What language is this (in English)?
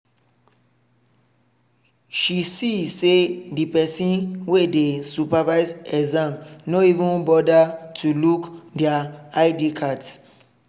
Nigerian Pidgin